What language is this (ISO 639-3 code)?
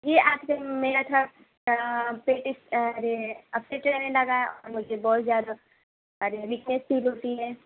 urd